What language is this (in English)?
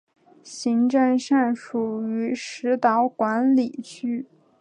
Chinese